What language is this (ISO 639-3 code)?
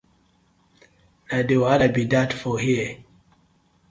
pcm